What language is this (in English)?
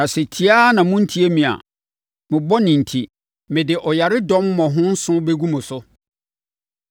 Akan